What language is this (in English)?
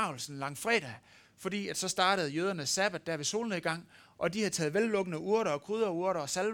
Danish